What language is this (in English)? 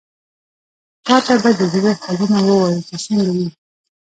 Pashto